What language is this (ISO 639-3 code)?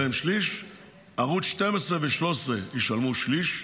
heb